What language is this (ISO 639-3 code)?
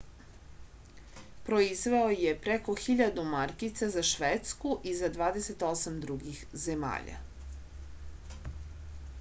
srp